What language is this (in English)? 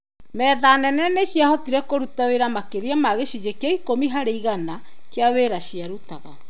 Kikuyu